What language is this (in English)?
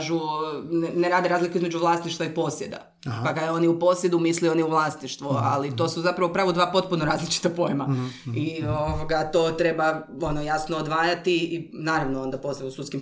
Croatian